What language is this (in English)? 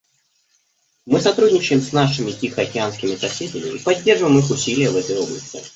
Russian